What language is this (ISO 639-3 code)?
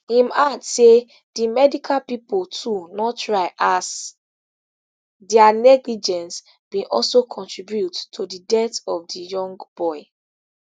pcm